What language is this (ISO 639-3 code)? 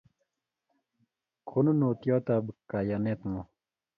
kln